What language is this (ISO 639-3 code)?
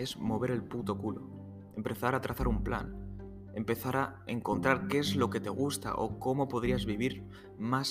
spa